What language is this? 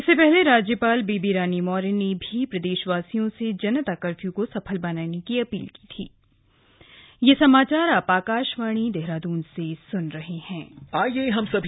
Hindi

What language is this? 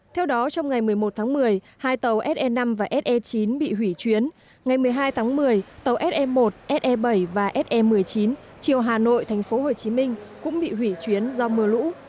Vietnamese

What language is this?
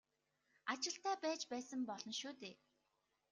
Mongolian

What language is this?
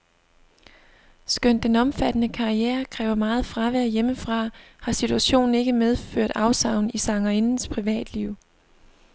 Danish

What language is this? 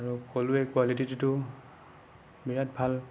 Assamese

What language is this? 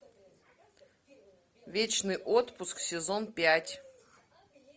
Russian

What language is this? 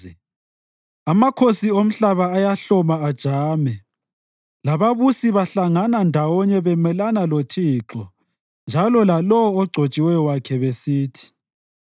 North Ndebele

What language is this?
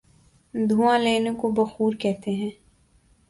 Urdu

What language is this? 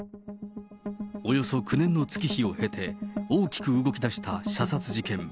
Japanese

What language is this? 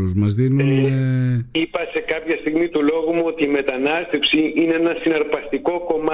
Greek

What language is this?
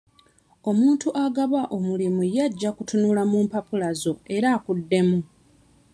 Ganda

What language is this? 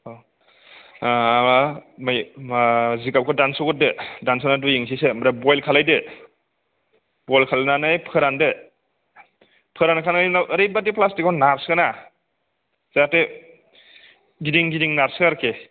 Bodo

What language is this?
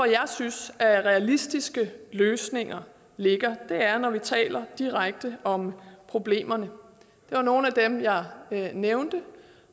Danish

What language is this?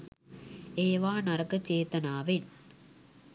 Sinhala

